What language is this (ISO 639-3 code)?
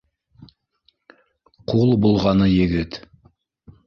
bak